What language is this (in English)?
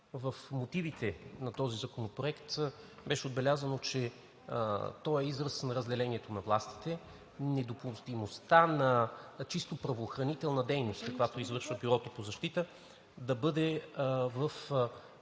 Bulgarian